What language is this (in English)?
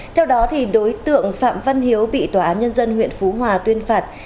Vietnamese